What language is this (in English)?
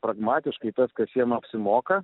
Lithuanian